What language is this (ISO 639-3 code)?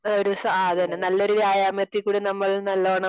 mal